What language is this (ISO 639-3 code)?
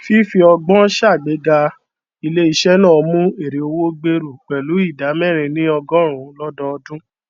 yor